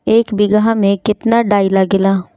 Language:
Bhojpuri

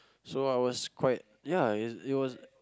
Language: English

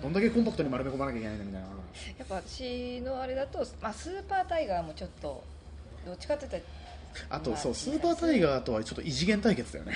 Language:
Japanese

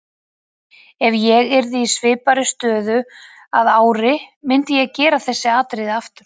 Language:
Icelandic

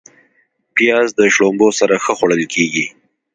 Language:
Pashto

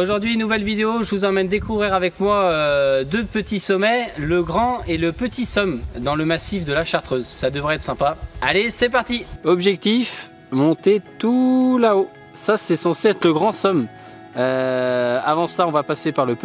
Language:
French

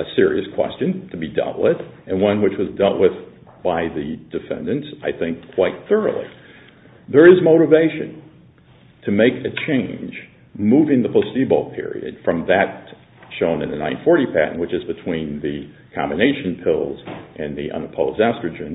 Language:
English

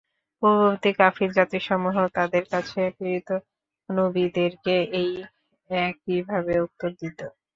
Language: Bangla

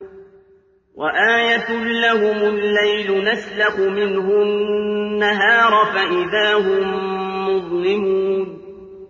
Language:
Arabic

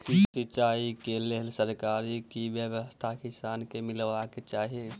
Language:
Maithili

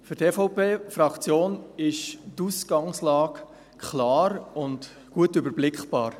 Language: Swiss German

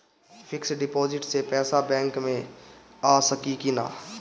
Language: Bhojpuri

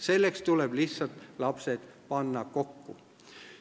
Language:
Estonian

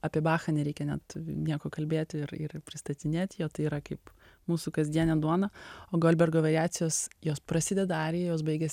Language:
Lithuanian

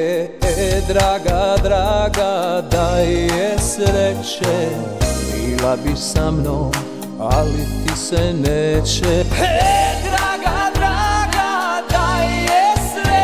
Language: Romanian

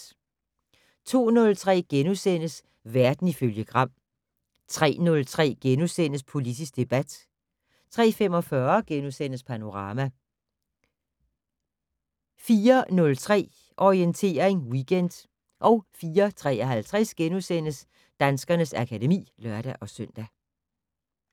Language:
Danish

